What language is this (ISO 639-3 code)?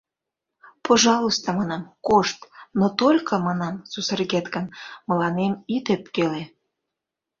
chm